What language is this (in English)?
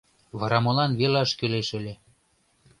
Mari